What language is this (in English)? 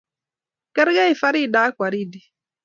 Kalenjin